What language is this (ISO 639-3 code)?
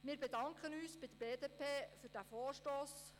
gsw